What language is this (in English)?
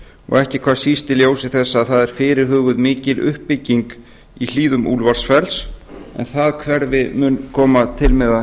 Icelandic